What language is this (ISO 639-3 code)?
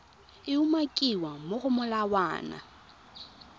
tsn